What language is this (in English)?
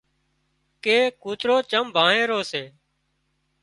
Wadiyara Koli